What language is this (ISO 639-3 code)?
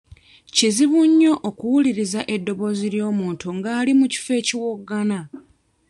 lug